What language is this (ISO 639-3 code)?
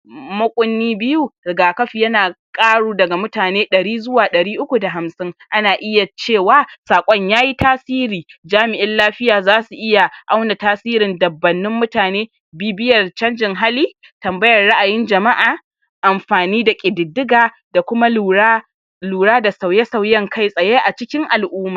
hau